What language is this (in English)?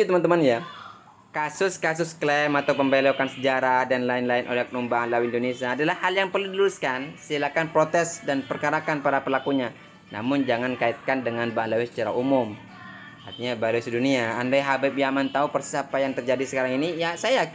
Indonesian